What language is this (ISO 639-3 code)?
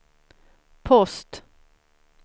swe